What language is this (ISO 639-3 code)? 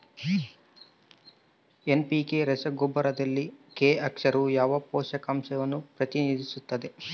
kan